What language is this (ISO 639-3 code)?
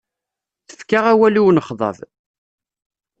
kab